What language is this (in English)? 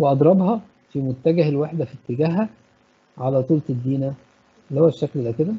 Arabic